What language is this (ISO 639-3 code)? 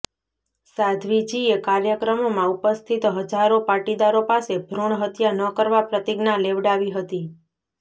guj